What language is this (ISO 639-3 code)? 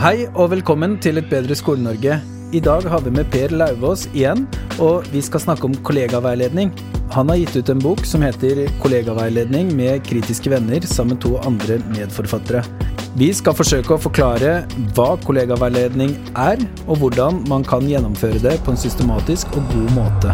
eng